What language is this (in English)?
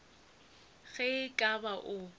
Northern Sotho